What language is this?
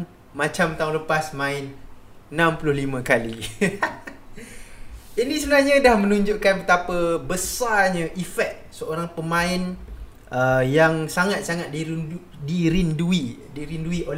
Malay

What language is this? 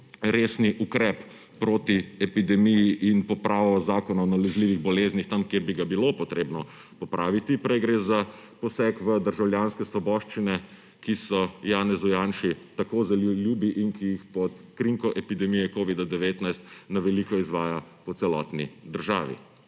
Slovenian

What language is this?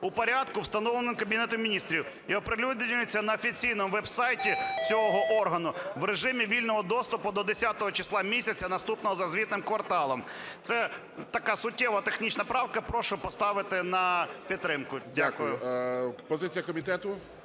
Ukrainian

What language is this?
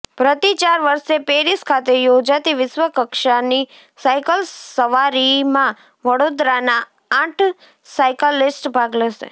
Gujarati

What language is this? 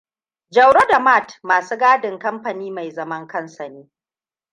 Hausa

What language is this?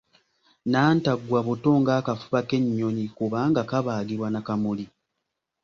Ganda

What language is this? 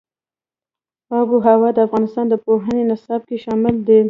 Pashto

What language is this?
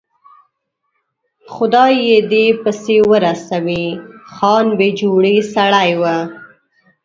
Pashto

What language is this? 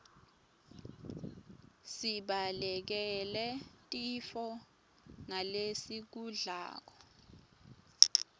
Swati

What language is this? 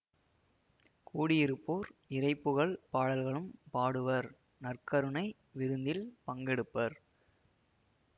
Tamil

